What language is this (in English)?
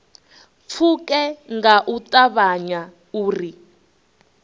Venda